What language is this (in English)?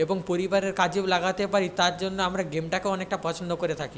Bangla